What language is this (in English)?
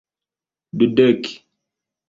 Esperanto